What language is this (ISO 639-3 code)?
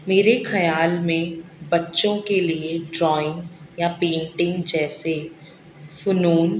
urd